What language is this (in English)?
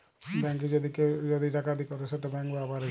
Bangla